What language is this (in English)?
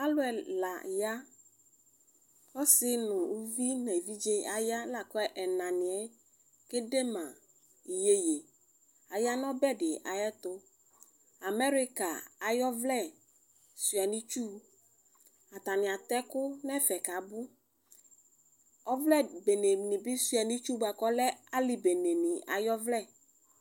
Ikposo